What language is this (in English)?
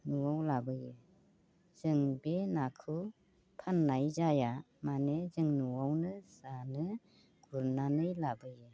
Bodo